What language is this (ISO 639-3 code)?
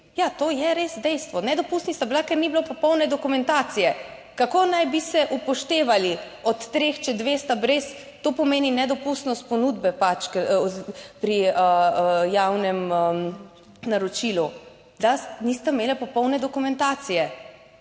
slv